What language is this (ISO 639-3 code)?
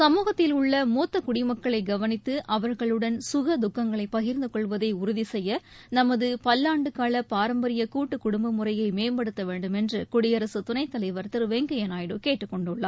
tam